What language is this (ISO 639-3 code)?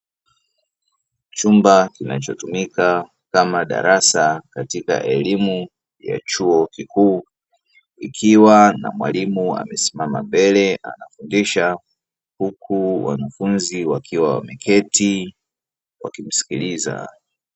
swa